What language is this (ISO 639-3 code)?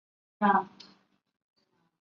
zho